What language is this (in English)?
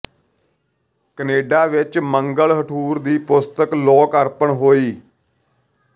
Punjabi